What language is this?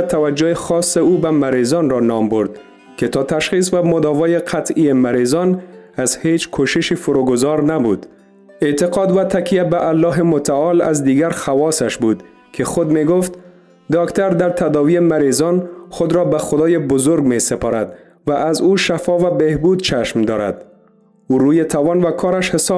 Persian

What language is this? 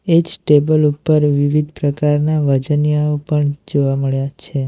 Gujarati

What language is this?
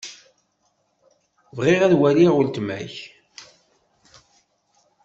Kabyle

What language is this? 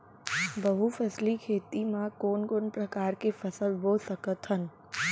Chhattisgarhi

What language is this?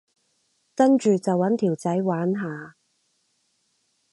Cantonese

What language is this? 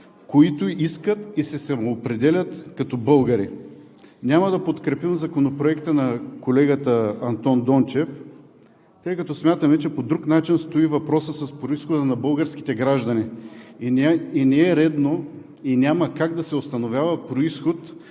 Bulgarian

